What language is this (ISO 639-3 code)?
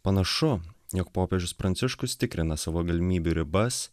lit